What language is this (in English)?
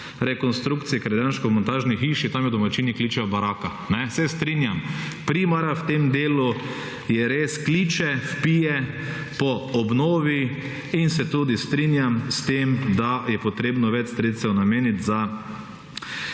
Slovenian